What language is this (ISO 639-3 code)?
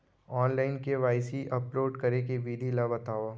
hne